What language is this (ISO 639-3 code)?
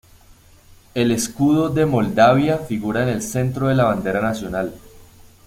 spa